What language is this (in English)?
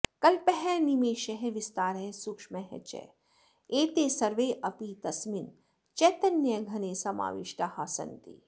Sanskrit